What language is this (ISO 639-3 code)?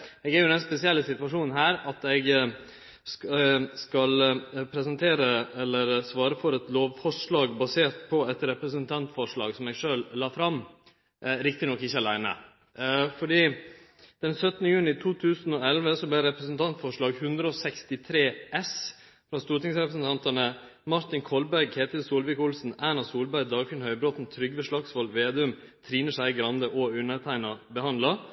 nno